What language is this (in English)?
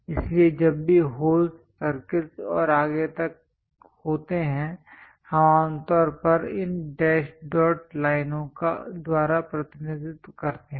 Hindi